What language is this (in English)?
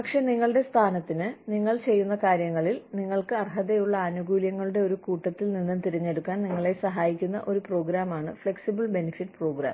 Malayalam